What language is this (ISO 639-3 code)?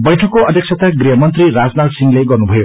nep